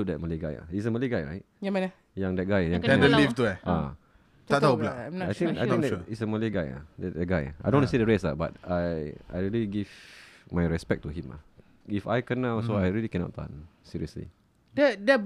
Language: Malay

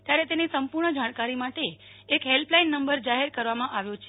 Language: Gujarati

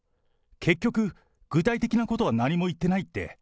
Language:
Japanese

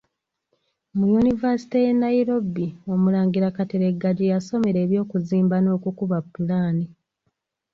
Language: Ganda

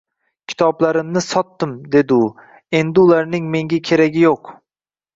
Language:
Uzbek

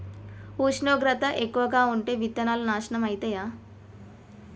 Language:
Telugu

